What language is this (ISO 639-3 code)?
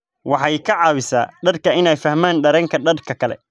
som